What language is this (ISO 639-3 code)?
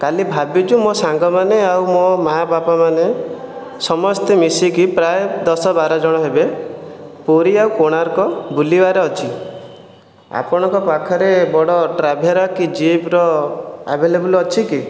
ori